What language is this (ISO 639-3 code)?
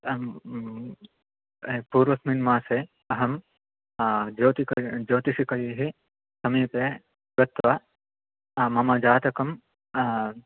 san